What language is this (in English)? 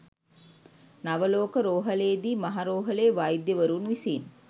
Sinhala